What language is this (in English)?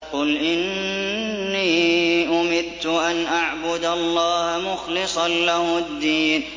Arabic